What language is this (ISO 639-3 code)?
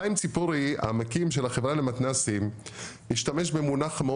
heb